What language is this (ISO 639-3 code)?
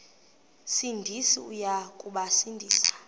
xho